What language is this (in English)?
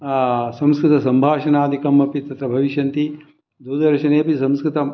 Sanskrit